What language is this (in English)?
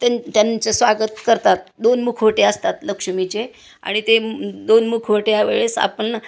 Marathi